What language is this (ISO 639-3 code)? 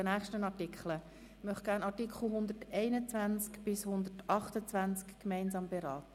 gsw